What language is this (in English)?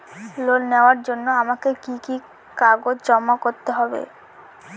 Bangla